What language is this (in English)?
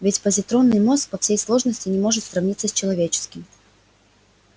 Russian